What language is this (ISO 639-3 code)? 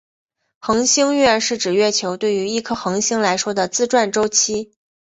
zho